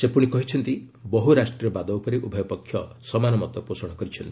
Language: Odia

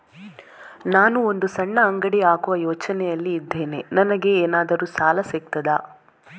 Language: Kannada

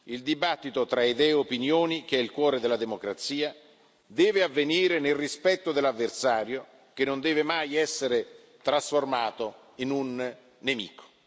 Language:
Italian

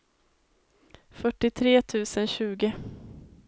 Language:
Swedish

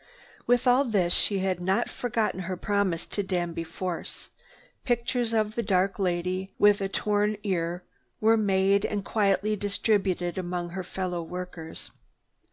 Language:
English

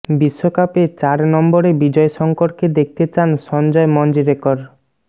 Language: Bangla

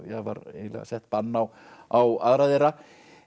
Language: Icelandic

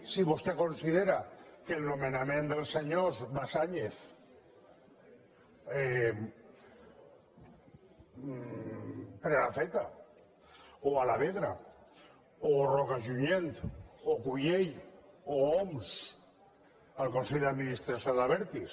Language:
Catalan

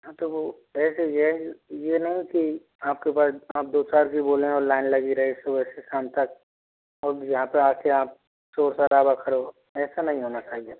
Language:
Hindi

